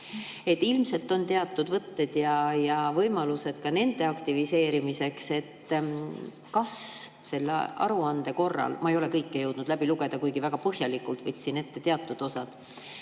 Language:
Estonian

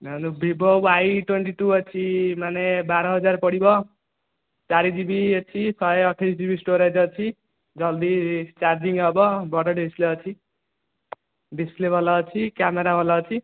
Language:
Odia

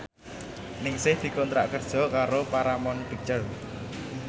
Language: Javanese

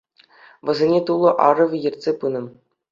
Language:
Chuvash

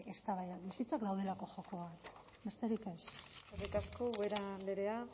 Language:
Basque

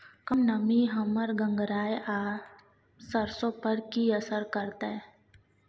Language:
Maithili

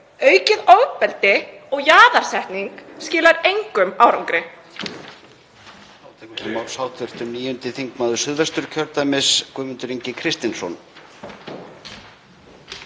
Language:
Icelandic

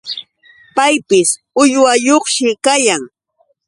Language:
Yauyos Quechua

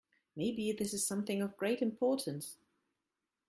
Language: English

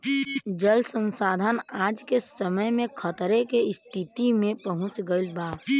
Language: Bhojpuri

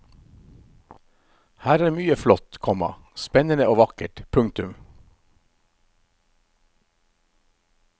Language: Norwegian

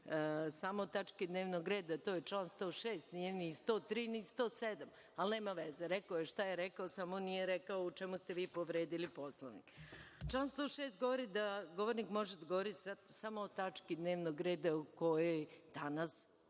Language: Serbian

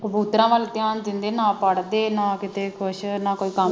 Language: Punjabi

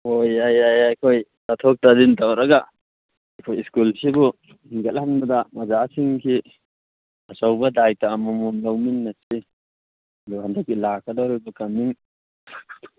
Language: Manipuri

